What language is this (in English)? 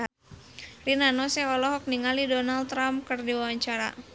Sundanese